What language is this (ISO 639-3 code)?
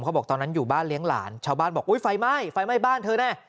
tha